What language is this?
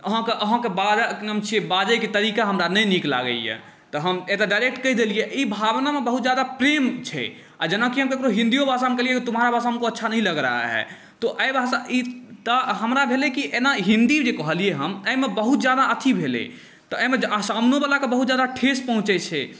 Maithili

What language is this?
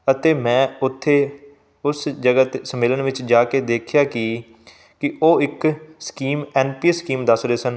Punjabi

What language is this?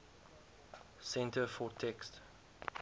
Afrikaans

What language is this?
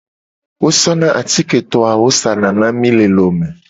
Gen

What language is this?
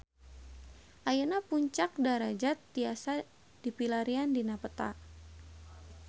Sundanese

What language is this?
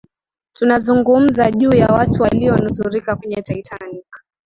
Swahili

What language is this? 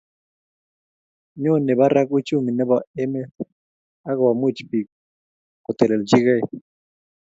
Kalenjin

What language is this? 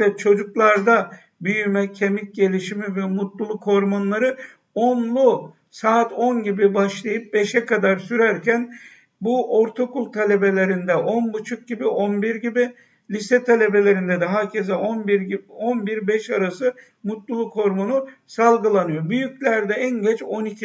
Turkish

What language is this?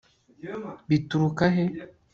Kinyarwanda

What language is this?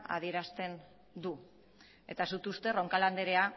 Basque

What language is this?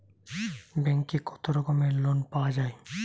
Bangla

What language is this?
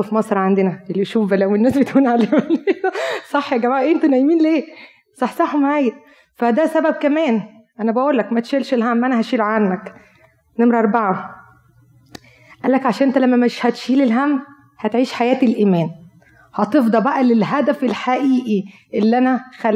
Arabic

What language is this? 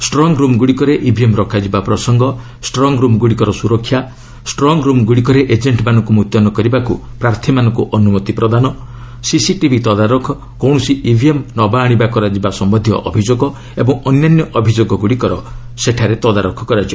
Odia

